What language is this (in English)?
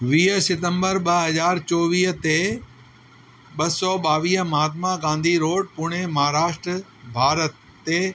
Sindhi